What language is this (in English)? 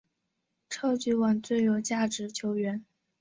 Chinese